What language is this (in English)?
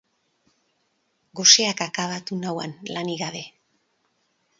Basque